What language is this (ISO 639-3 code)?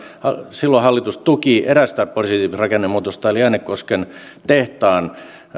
fin